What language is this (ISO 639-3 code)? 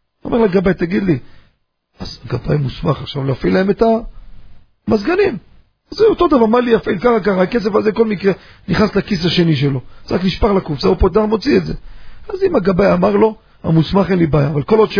heb